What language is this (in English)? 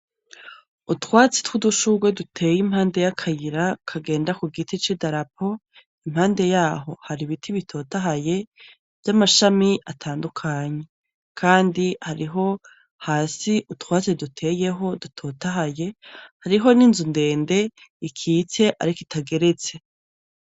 Rundi